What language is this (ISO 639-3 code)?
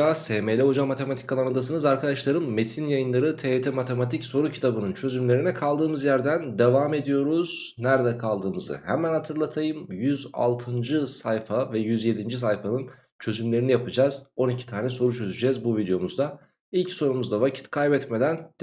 tur